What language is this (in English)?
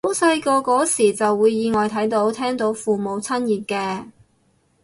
Cantonese